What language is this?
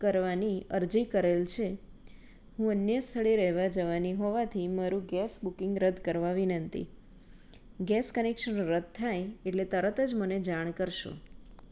Gujarati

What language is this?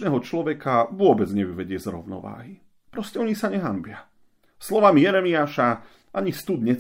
Slovak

